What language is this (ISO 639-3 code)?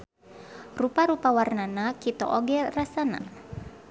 sun